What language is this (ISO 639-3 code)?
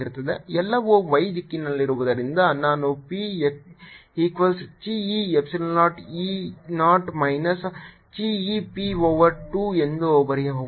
kan